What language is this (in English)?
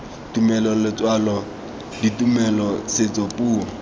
Tswana